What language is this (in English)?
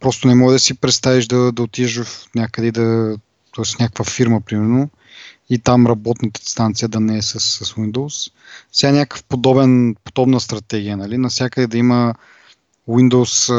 Bulgarian